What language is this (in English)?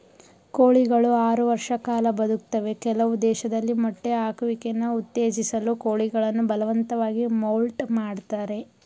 Kannada